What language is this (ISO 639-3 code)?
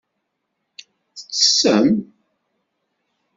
kab